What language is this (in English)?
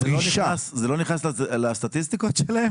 Hebrew